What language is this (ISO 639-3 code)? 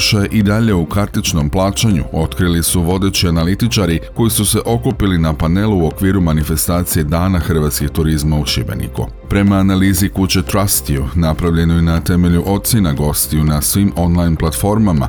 hrv